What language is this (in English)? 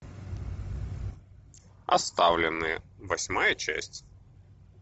Russian